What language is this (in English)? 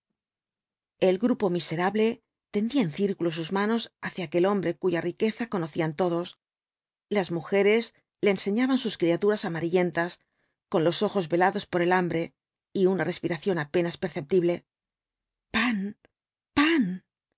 Spanish